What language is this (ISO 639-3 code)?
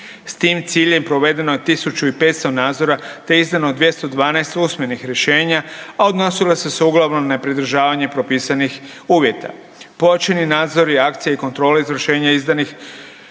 hrv